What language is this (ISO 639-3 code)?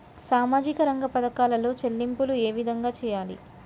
tel